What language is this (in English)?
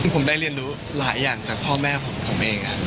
Thai